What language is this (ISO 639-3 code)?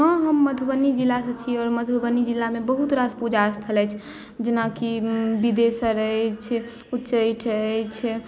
mai